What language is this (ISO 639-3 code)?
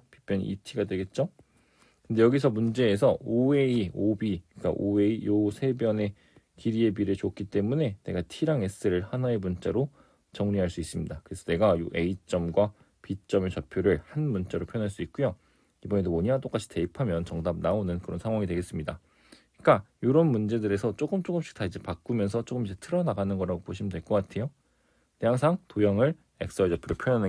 kor